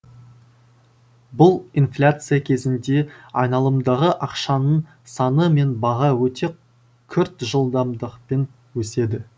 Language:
Kazakh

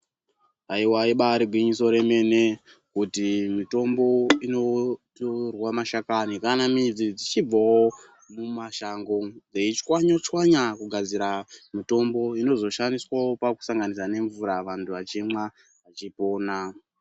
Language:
Ndau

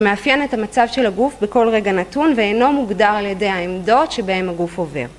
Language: Hebrew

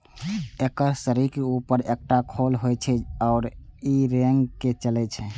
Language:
Maithili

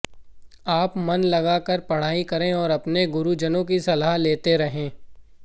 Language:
Hindi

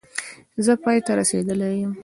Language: Pashto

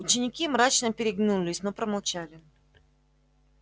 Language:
Russian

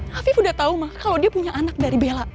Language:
Indonesian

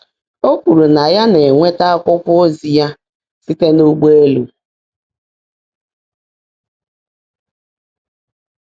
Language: Igbo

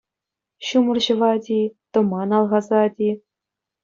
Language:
Chuvash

